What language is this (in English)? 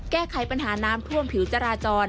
Thai